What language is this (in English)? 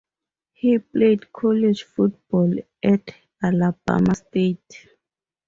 English